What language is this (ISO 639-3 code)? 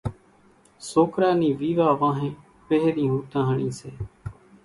gjk